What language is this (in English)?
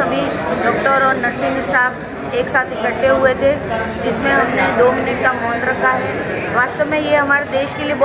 Hindi